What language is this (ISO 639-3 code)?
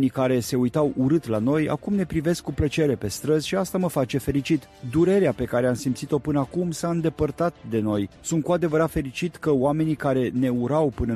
ron